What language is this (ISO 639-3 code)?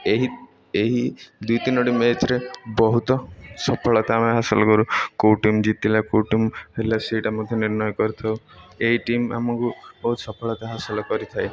ori